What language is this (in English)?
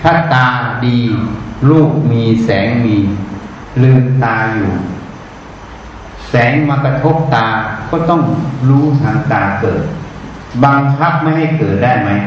Thai